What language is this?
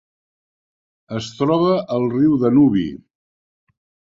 Catalan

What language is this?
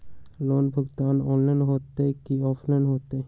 Magahi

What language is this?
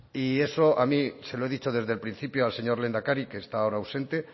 Spanish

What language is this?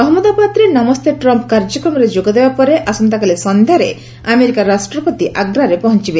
Odia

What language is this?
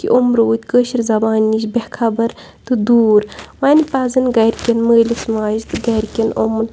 Kashmiri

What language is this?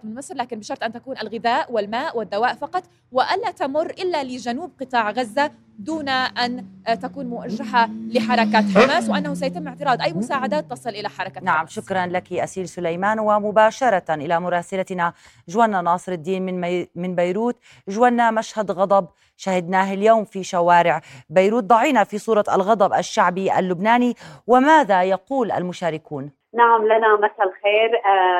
Arabic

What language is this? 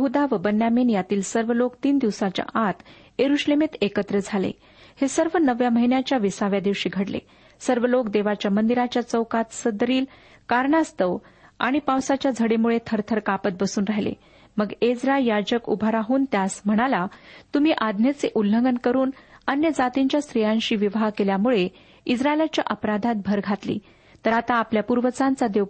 Marathi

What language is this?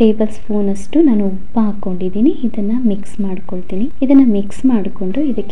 Arabic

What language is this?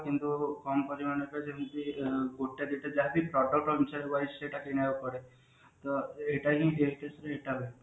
Odia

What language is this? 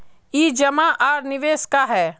Magahi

